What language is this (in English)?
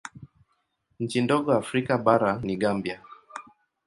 Swahili